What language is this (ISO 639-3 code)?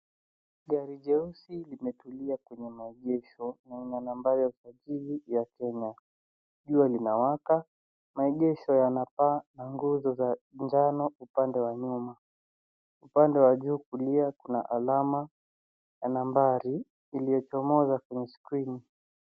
swa